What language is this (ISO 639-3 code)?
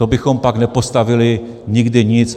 ces